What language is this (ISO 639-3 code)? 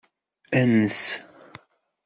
kab